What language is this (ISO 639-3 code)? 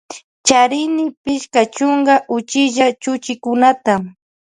qvj